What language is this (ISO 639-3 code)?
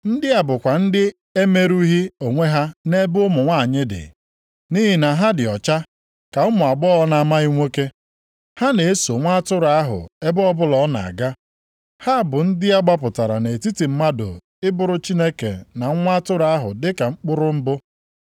ibo